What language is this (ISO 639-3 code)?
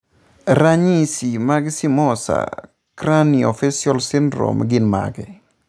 luo